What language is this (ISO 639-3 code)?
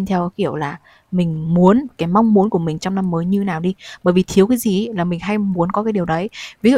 vie